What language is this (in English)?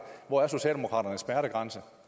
Danish